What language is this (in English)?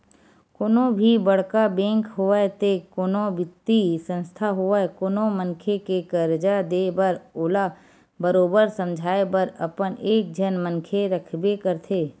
Chhattisgarhi